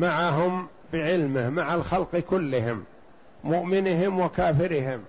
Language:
Arabic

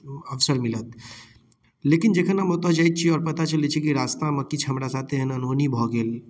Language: Maithili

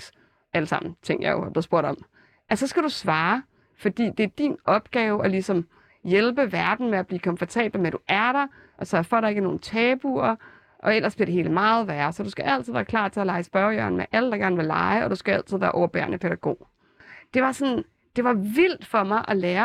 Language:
Danish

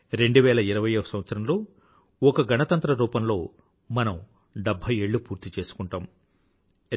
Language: Telugu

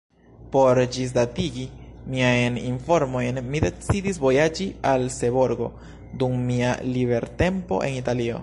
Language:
Esperanto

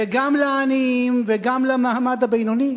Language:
Hebrew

